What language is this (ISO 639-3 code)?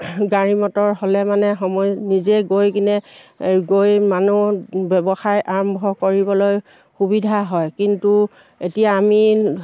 asm